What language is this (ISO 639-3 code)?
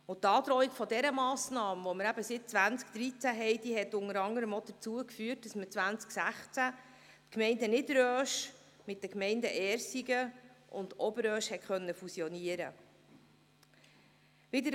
gsw